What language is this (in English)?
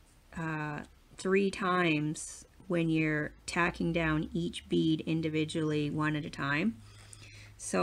English